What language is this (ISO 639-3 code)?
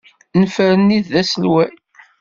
kab